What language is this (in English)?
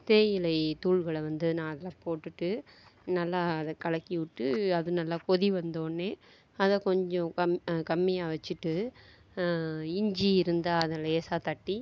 Tamil